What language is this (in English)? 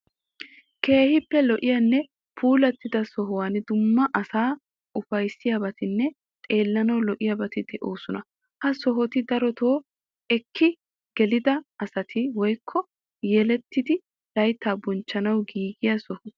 Wolaytta